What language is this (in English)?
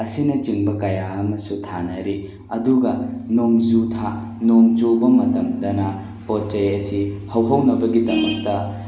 Manipuri